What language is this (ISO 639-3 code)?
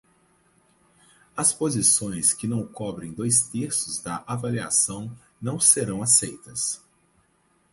por